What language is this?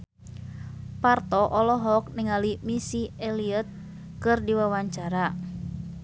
Sundanese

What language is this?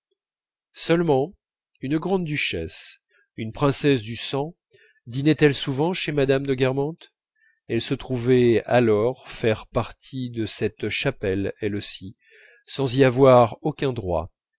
French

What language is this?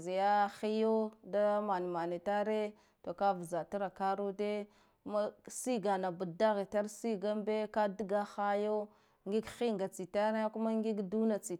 Guduf-Gava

